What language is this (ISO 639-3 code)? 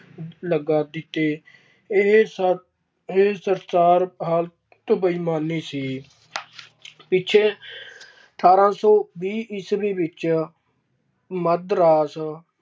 pan